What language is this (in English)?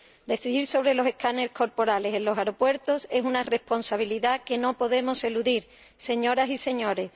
Spanish